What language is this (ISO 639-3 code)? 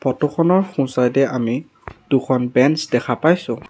asm